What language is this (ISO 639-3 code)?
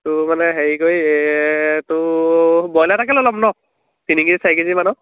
asm